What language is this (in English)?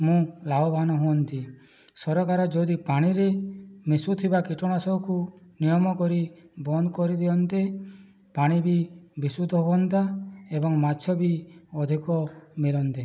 Odia